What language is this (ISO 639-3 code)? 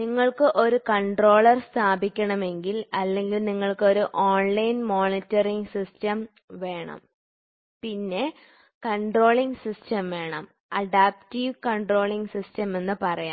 mal